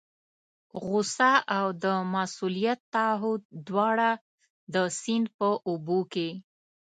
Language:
Pashto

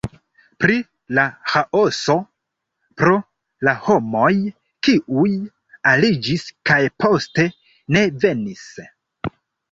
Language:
Esperanto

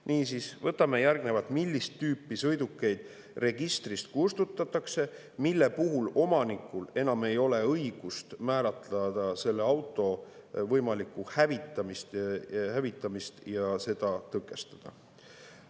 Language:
Estonian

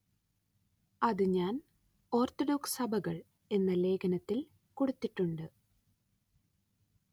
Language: Malayalam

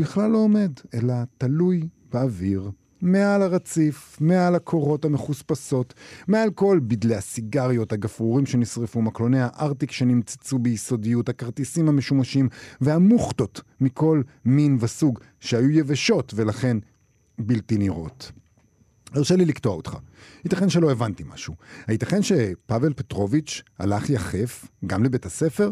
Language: Hebrew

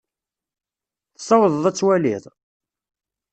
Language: Kabyle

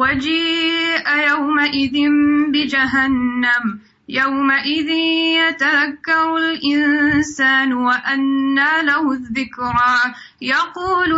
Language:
Urdu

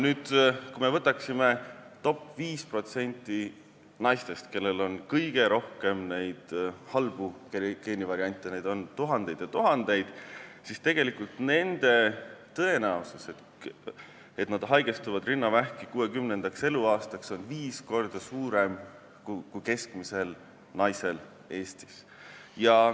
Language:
Estonian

